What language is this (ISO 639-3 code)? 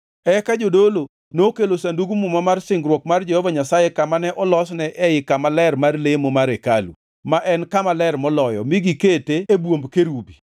luo